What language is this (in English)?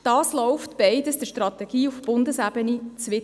Swiss German